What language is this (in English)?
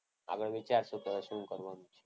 Gujarati